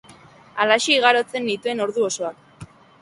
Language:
Basque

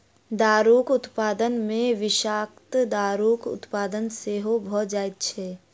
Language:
Maithili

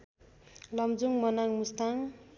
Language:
Nepali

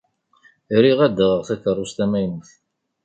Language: Kabyle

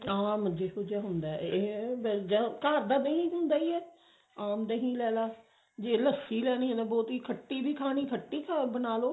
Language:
Punjabi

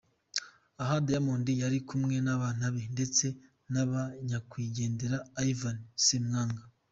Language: Kinyarwanda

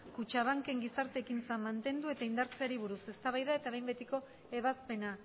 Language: Basque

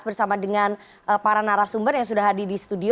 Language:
Indonesian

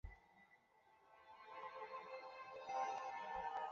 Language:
Chinese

